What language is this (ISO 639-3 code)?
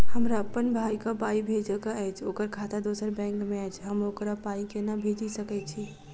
mai